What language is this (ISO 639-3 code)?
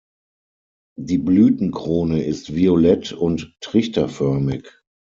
deu